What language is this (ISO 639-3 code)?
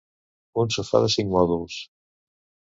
cat